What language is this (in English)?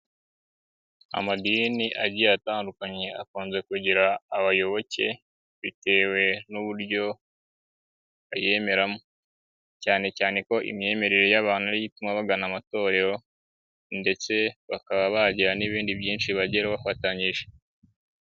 Kinyarwanda